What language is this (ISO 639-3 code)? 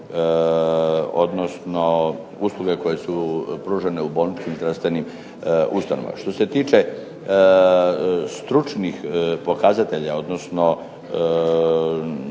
hrv